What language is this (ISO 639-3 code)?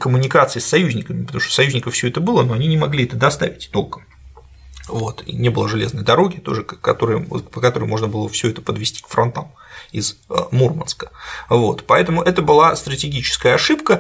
rus